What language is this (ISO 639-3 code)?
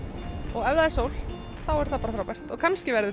isl